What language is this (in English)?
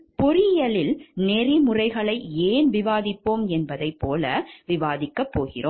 Tamil